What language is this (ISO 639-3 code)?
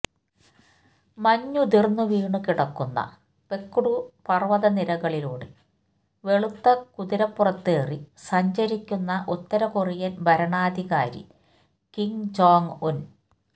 mal